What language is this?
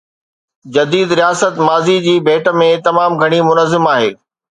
Sindhi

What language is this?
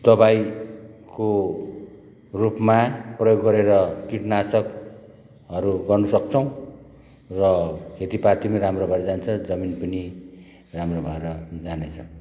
Nepali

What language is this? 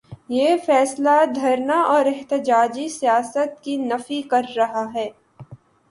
Urdu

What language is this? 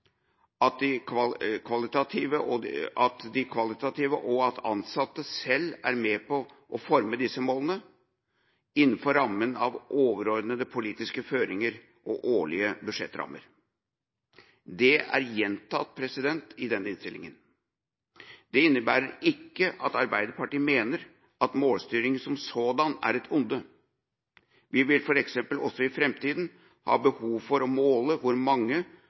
Norwegian Bokmål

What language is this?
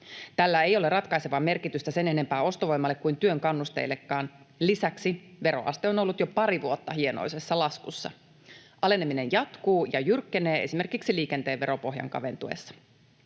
Finnish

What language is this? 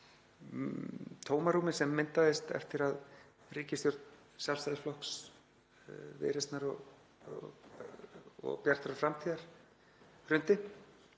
Icelandic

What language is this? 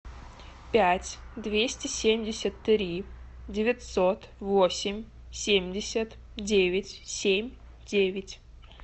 Russian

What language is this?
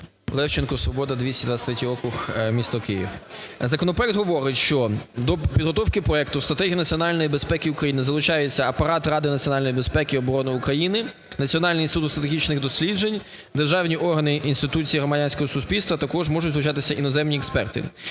Ukrainian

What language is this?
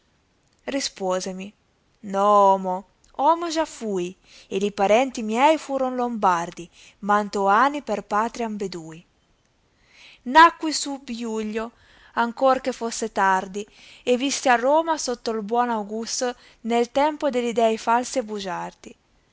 Italian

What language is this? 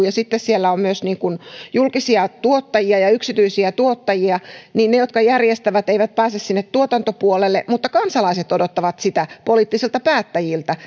Finnish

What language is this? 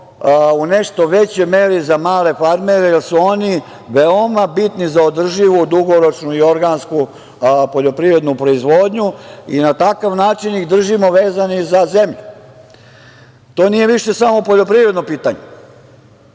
Serbian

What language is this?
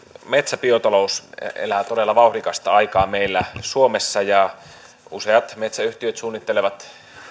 Finnish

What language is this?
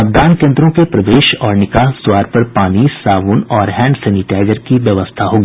Hindi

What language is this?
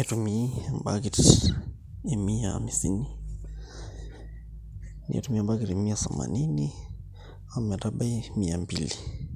Masai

